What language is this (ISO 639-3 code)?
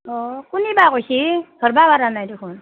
asm